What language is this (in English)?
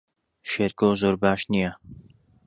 Central Kurdish